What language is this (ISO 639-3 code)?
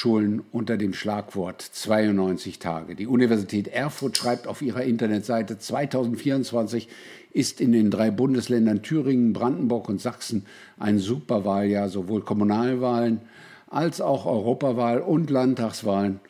deu